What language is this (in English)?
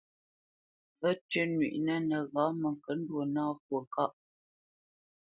Bamenyam